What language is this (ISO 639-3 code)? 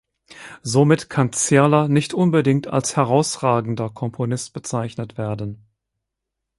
deu